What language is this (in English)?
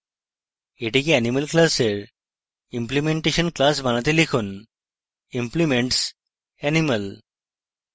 Bangla